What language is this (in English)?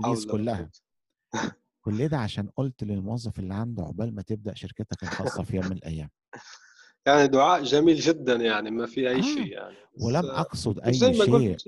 Arabic